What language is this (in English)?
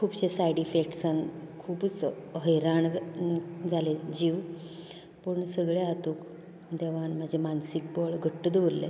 Konkani